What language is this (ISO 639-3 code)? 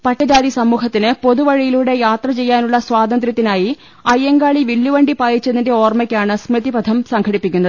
mal